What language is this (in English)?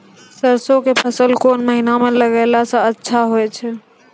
Maithili